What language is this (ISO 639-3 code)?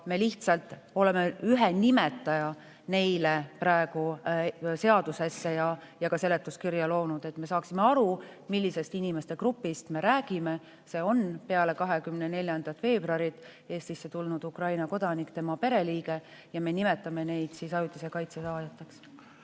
est